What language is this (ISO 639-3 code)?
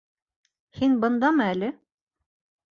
bak